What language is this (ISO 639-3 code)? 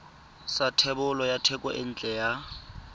tsn